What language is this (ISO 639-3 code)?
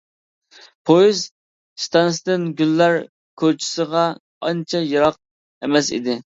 uig